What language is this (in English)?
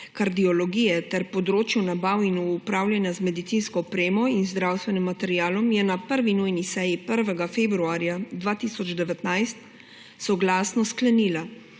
Slovenian